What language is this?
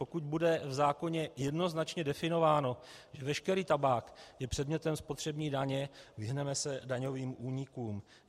Czech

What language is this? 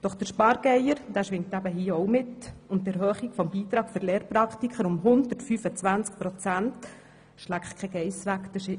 Swiss German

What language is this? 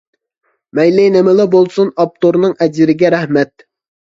Uyghur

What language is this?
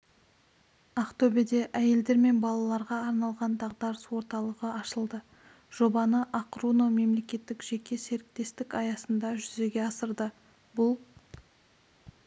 Kazakh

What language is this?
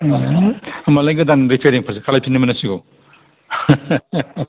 Bodo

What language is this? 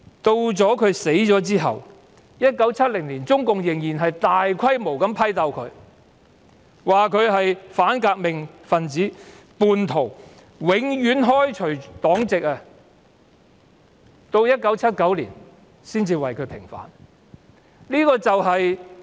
Cantonese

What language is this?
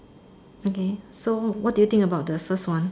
English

